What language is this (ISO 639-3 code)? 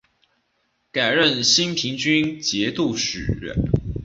zho